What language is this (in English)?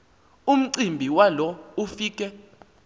Xhosa